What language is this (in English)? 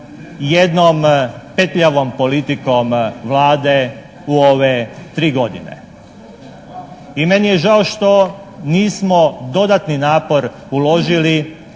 Croatian